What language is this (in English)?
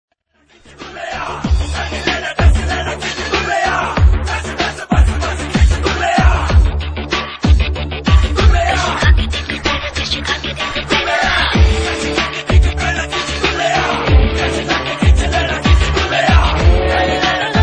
Romanian